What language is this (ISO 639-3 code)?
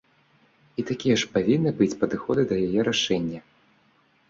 bel